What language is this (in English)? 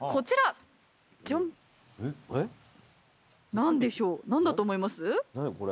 Japanese